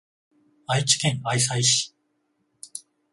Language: Japanese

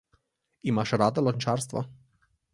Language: Slovenian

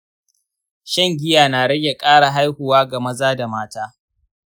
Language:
Hausa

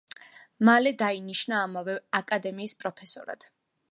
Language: Georgian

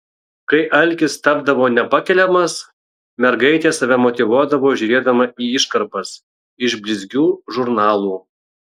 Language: Lithuanian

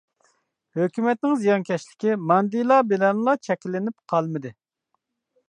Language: Uyghur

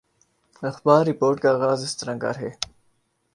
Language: Urdu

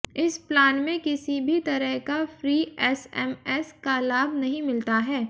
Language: Hindi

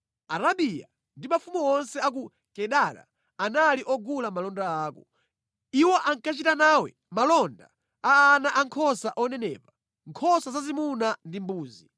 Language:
Nyanja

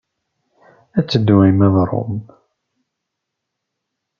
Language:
Kabyle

